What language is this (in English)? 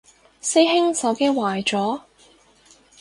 Cantonese